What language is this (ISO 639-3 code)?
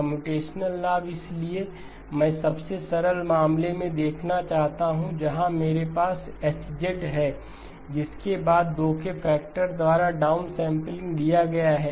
hin